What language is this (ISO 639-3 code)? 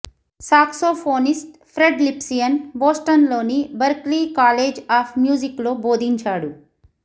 tel